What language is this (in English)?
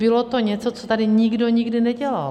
Czech